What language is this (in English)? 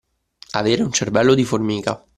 Italian